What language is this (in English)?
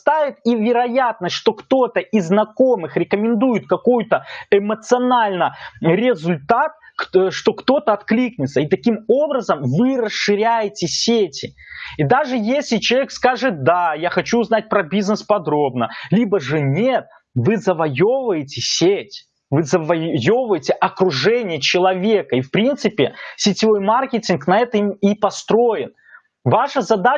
Russian